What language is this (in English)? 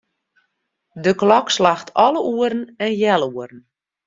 Western Frisian